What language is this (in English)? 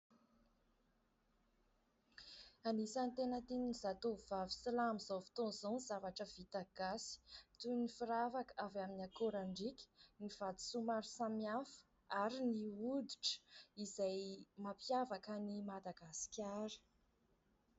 Malagasy